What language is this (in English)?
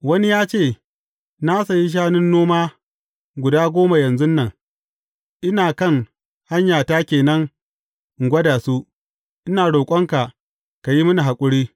Hausa